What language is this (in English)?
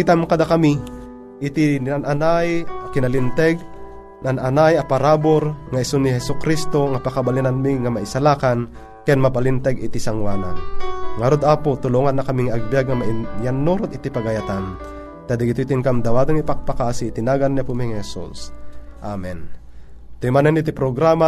Filipino